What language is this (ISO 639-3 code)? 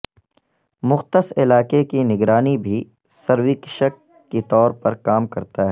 urd